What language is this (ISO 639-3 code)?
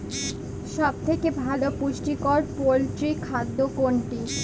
ben